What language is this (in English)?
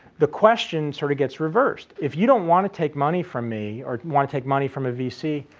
English